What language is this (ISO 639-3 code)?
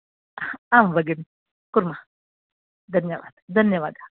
san